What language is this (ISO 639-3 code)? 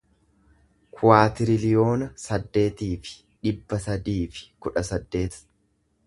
orm